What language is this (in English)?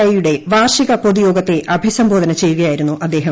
Malayalam